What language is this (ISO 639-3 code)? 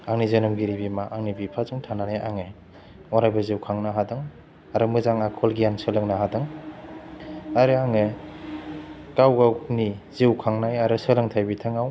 brx